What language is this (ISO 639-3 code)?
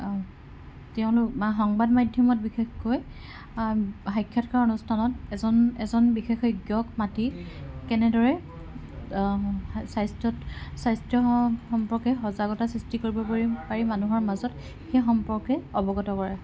asm